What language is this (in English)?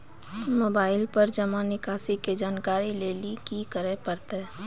Maithili